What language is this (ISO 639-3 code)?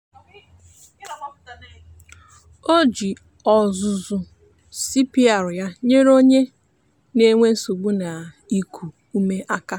ibo